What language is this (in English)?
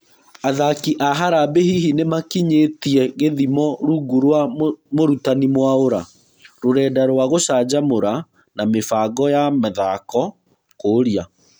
Kikuyu